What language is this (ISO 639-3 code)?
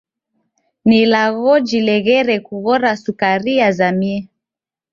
dav